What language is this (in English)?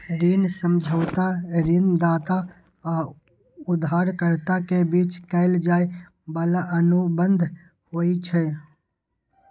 Maithili